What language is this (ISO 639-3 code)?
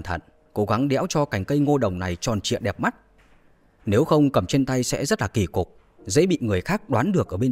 vie